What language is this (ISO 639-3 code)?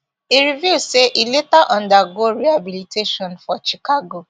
pcm